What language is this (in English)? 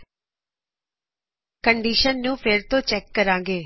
Punjabi